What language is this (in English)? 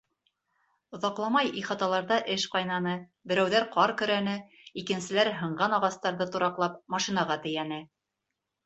Bashkir